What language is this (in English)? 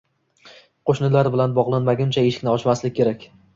Uzbek